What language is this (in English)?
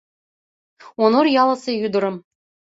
Mari